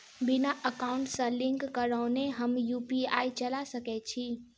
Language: Maithili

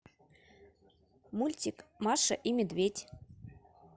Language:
Russian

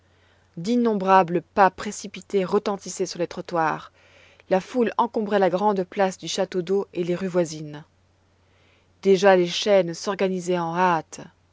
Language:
French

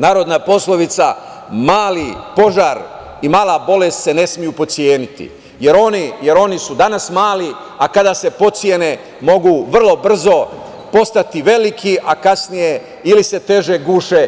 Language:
Serbian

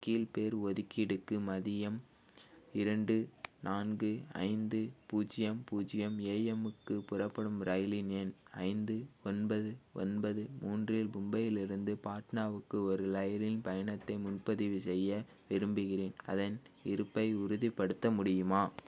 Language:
Tamil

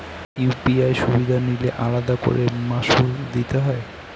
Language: Bangla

